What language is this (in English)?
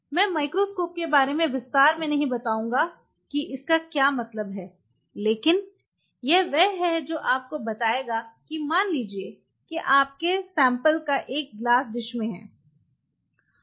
Hindi